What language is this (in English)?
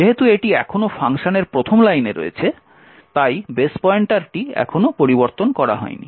Bangla